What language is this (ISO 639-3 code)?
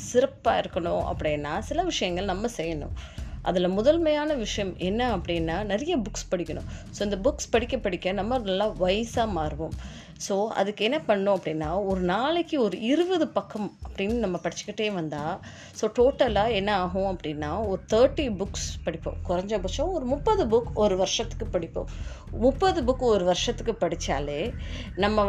tam